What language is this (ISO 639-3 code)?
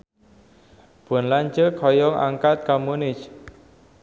sun